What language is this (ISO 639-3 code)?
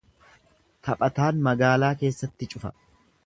orm